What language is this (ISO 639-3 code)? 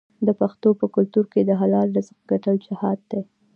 pus